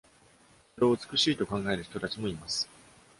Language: Japanese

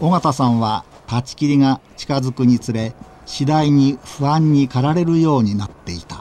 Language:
Japanese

